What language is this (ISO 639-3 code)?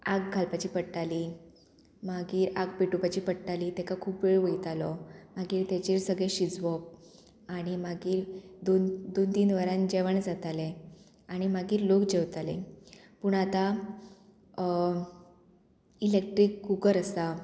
kok